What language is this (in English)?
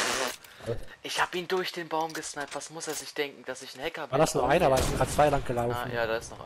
German